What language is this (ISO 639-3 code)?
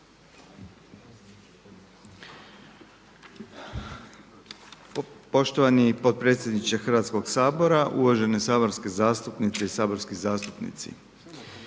hrv